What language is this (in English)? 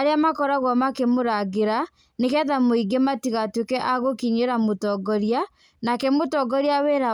Kikuyu